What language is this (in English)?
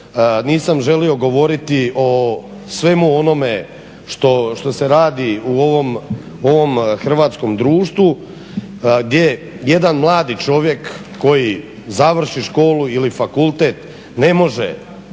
Croatian